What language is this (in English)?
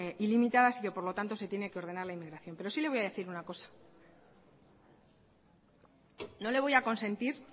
Spanish